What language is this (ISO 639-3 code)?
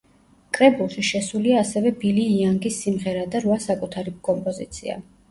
kat